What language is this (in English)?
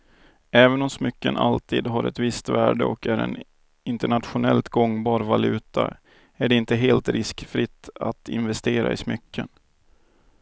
Swedish